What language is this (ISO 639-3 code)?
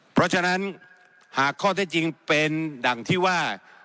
tha